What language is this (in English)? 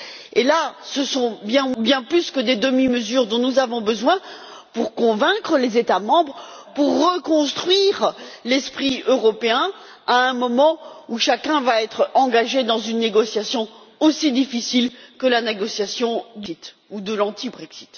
French